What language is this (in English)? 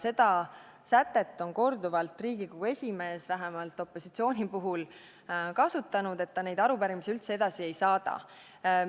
Estonian